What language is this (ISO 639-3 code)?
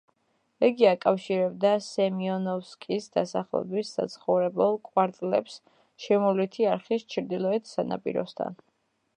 kat